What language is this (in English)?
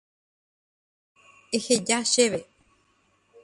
Guarani